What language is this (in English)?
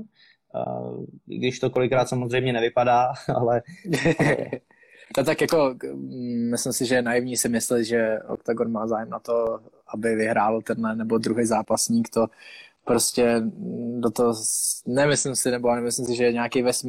Czech